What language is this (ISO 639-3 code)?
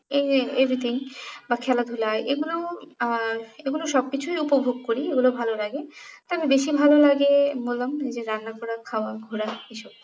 ben